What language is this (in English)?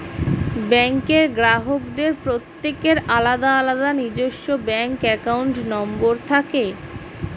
Bangla